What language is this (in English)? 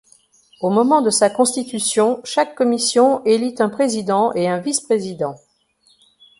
French